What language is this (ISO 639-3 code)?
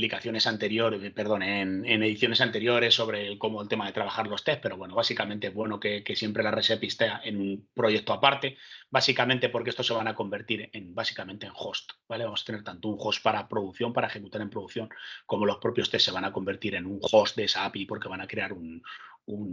spa